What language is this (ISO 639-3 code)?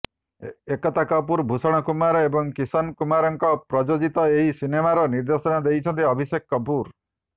ori